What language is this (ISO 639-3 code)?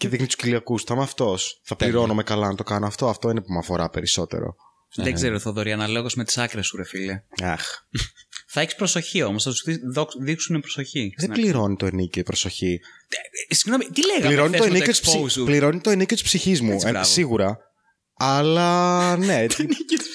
ell